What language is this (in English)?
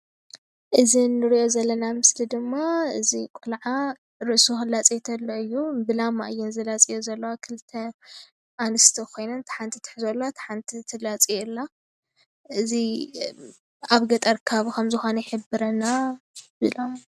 Tigrinya